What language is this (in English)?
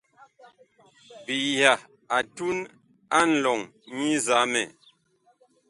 Bakoko